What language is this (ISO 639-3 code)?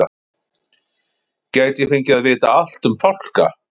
isl